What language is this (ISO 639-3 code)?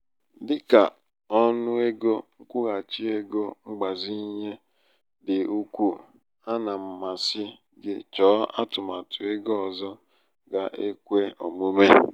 ibo